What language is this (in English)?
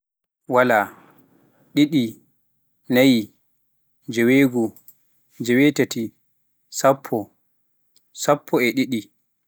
Pular